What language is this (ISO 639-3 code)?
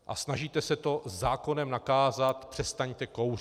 ces